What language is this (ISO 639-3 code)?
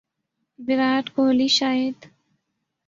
urd